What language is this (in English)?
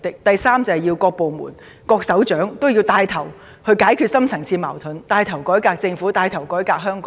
Cantonese